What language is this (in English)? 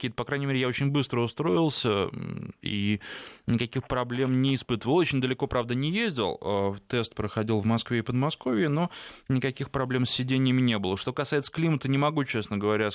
Russian